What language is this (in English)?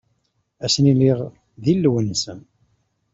Kabyle